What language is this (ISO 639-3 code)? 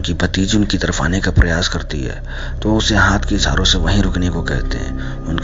hin